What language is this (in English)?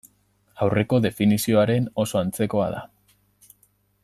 Basque